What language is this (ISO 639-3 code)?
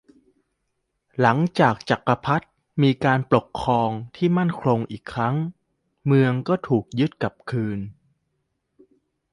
tha